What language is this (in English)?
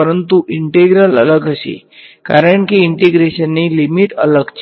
Gujarati